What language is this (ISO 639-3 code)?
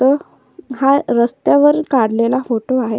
mar